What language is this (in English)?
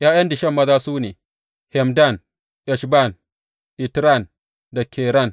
Hausa